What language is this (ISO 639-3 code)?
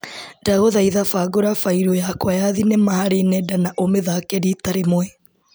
kik